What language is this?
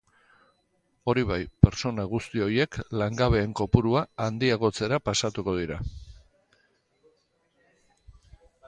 Basque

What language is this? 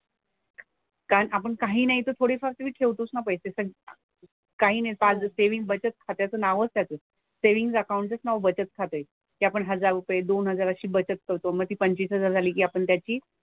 Marathi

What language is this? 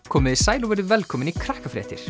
Icelandic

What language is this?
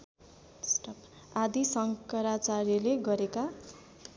Nepali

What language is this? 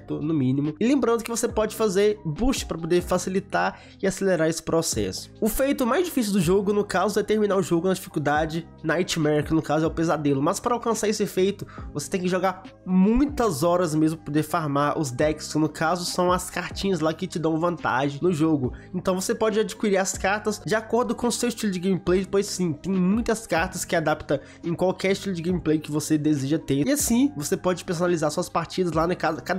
Portuguese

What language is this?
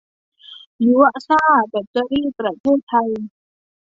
Thai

